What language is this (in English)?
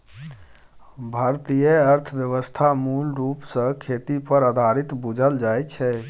Maithili